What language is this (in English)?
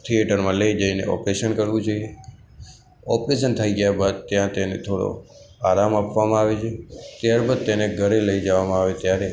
Gujarati